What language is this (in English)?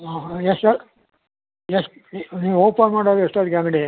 Kannada